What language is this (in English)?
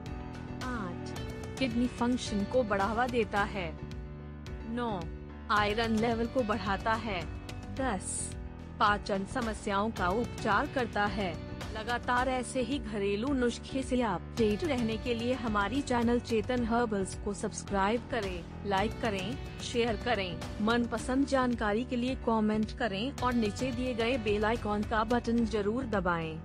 Hindi